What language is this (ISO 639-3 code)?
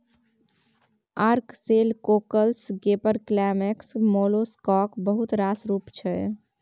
mai